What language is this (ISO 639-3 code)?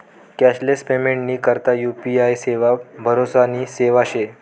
mar